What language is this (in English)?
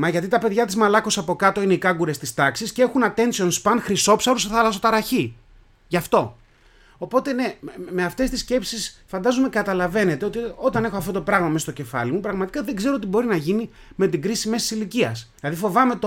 Greek